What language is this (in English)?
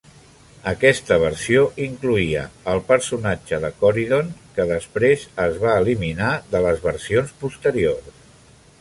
Catalan